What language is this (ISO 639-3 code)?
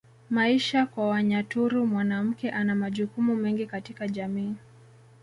swa